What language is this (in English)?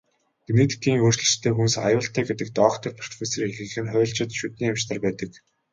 Mongolian